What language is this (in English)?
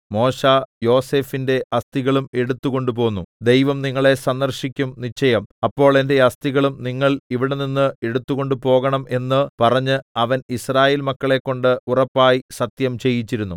Malayalam